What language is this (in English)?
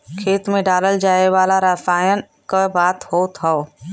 Bhojpuri